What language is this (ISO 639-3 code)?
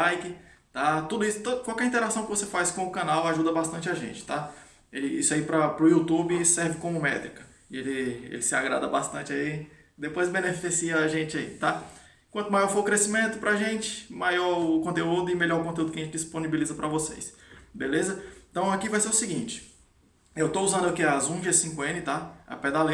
por